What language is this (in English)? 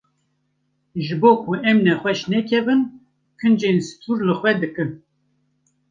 Kurdish